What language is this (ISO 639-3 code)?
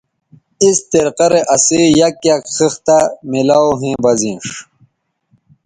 btv